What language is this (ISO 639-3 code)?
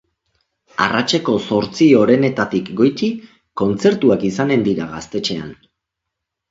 eus